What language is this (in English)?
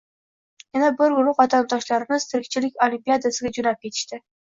Uzbek